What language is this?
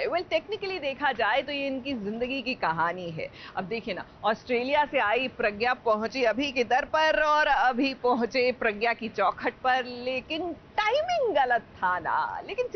Hindi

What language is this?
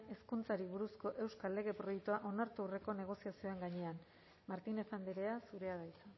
Basque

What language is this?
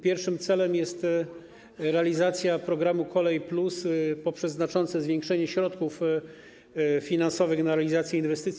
Polish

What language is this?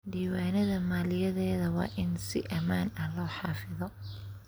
Somali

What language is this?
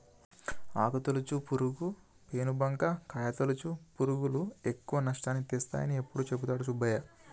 Telugu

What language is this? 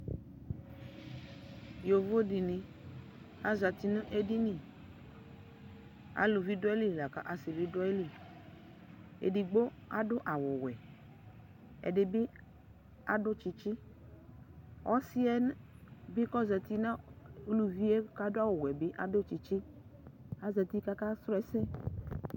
Ikposo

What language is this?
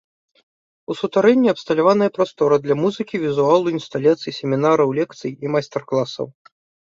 Belarusian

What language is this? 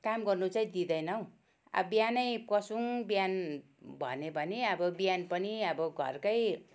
Nepali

